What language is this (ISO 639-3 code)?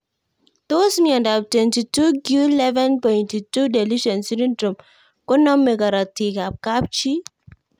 kln